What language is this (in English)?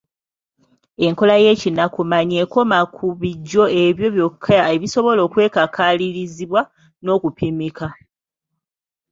Ganda